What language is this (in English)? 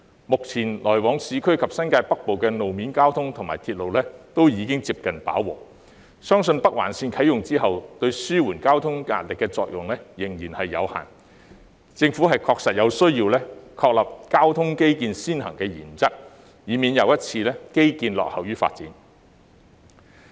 Cantonese